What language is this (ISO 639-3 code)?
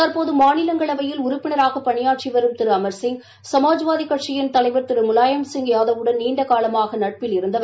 tam